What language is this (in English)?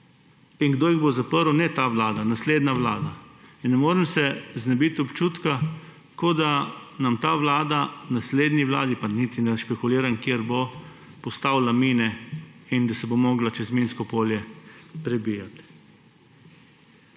Slovenian